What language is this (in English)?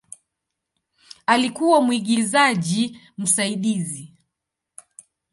Swahili